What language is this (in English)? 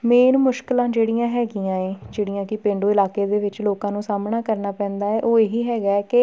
Punjabi